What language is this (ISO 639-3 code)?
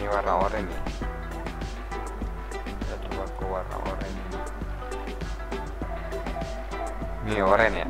ind